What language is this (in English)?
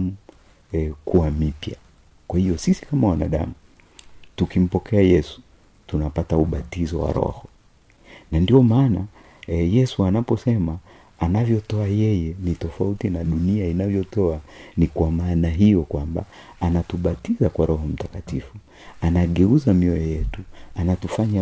Swahili